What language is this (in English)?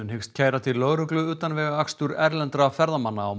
Icelandic